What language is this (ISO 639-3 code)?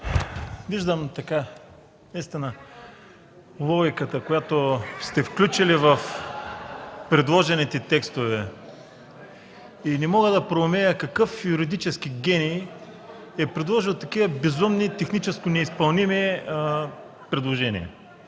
bul